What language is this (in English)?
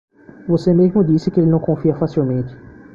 Portuguese